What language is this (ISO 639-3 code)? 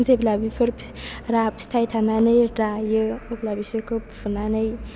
brx